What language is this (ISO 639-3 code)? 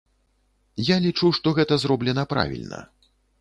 bel